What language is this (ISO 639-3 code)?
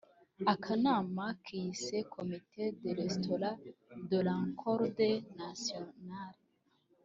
kin